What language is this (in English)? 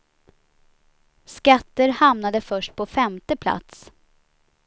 Swedish